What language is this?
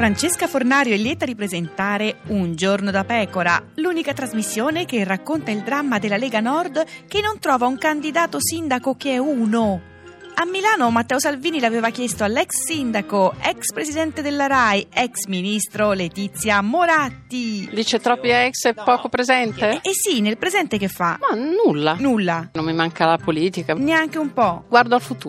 Italian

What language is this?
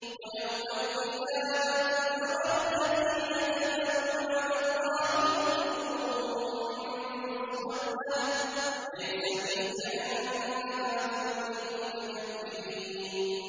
Arabic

